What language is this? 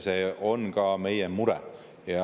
Estonian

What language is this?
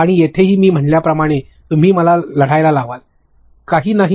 Marathi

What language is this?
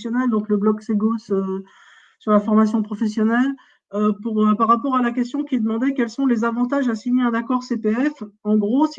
French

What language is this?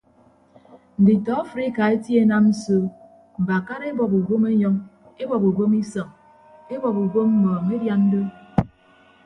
Ibibio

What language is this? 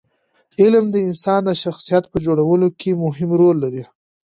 Pashto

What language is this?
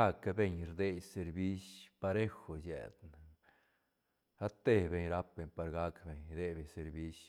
Santa Catarina Albarradas Zapotec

